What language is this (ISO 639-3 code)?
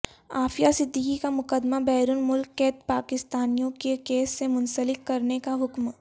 urd